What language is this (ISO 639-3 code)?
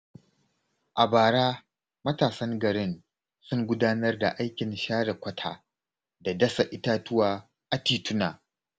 hau